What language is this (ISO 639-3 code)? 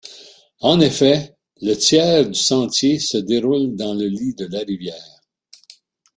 fra